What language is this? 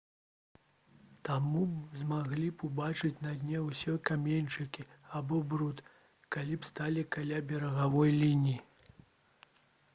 Belarusian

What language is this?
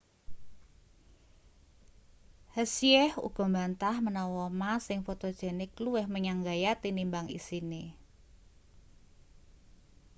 Javanese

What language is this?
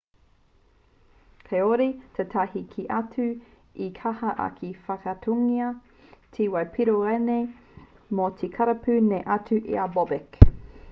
Māori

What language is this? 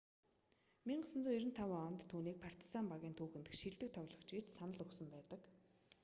Mongolian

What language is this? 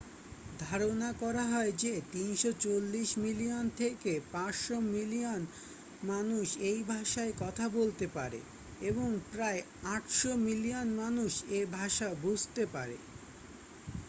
Bangla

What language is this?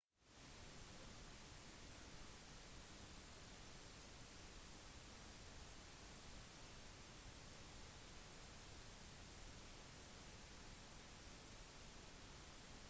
Norwegian Bokmål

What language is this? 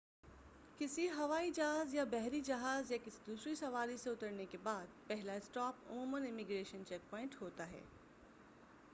Urdu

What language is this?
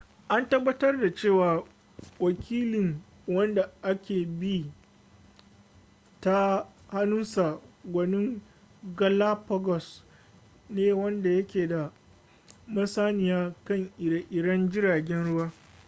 Hausa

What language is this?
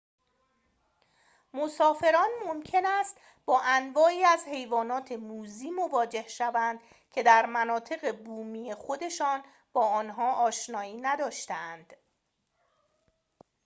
Persian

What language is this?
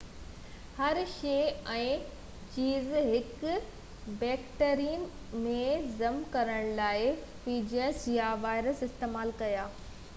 Sindhi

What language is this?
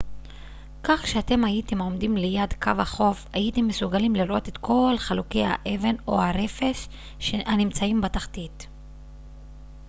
Hebrew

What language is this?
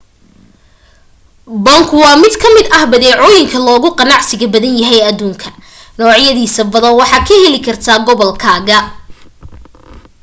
Somali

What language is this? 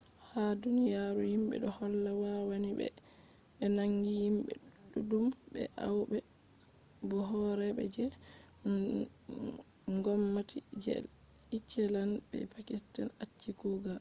Fula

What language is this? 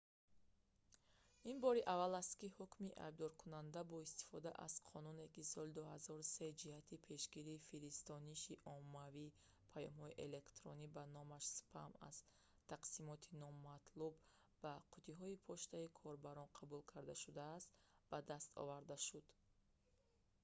Tajik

